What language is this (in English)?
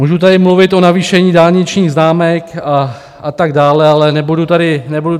Czech